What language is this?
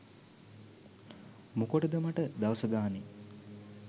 Sinhala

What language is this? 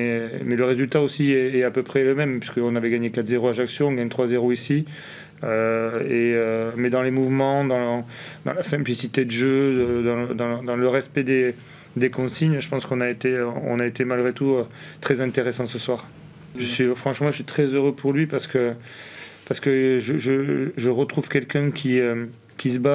French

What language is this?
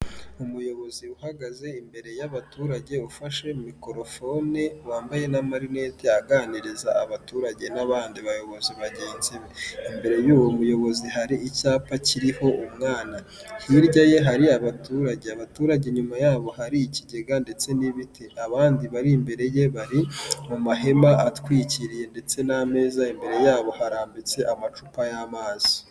Kinyarwanda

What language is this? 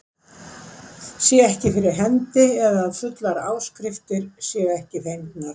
Icelandic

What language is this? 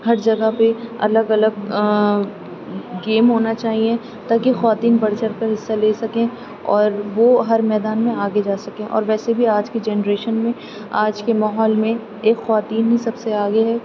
Urdu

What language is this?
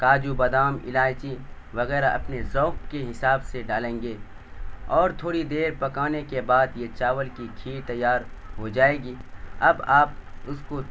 Urdu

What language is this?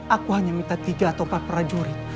Indonesian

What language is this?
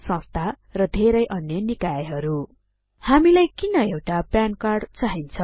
Nepali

